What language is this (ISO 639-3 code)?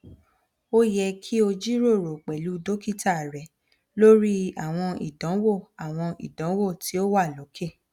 yor